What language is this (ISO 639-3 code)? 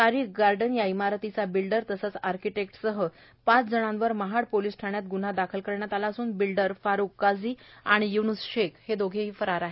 mar